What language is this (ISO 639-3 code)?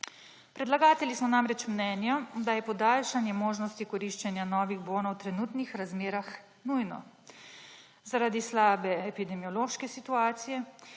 slv